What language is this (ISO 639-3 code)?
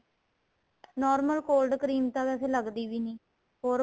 pan